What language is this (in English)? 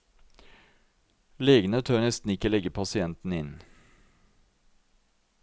Norwegian